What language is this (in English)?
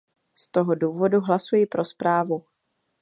Czech